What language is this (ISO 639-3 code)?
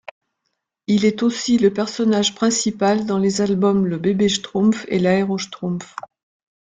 fra